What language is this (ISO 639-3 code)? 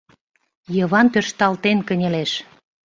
chm